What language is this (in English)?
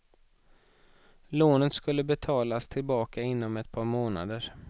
Swedish